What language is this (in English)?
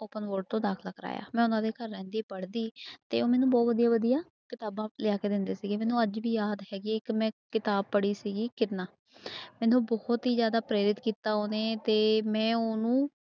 Punjabi